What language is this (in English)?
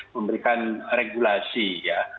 Indonesian